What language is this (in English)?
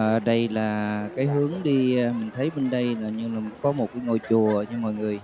Vietnamese